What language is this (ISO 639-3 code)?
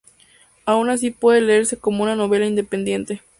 spa